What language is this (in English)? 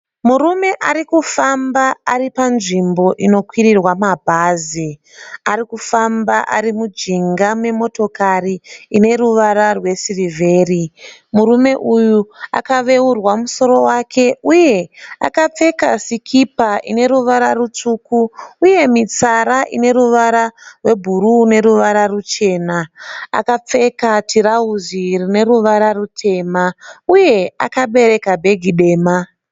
Shona